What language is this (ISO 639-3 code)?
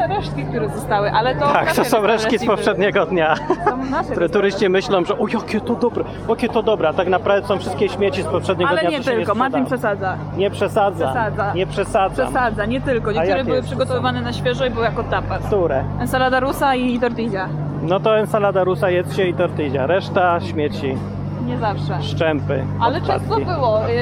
pol